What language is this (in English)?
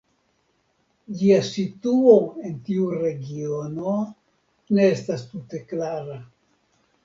Esperanto